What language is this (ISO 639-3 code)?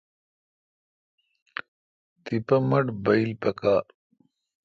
xka